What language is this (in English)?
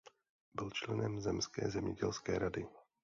Czech